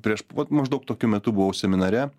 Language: Lithuanian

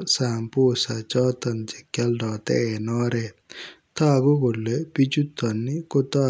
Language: Kalenjin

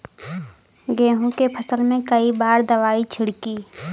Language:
Bhojpuri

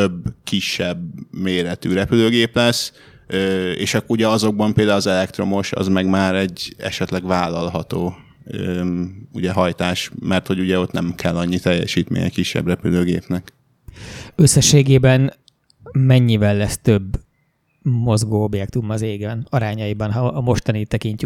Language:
Hungarian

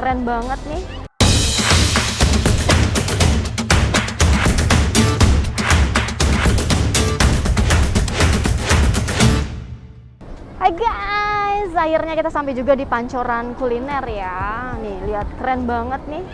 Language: Indonesian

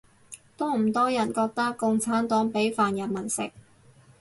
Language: Cantonese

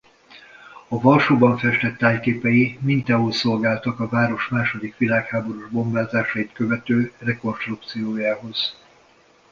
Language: Hungarian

